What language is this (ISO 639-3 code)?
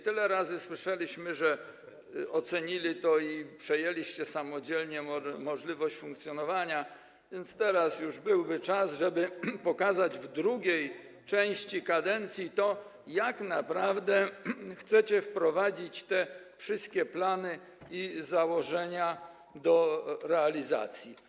pol